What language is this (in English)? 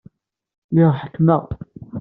Kabyle